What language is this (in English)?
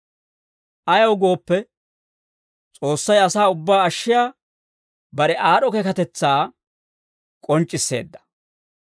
Dawro